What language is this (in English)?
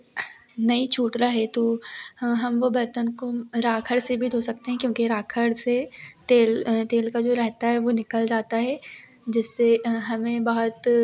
Hindi